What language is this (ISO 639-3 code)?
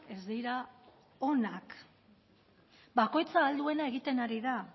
eus